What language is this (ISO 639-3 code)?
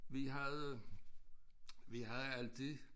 dan